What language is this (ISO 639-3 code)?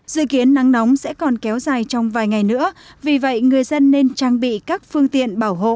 vie